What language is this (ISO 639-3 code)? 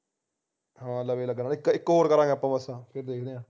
pan